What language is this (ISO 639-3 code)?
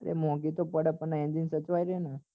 guj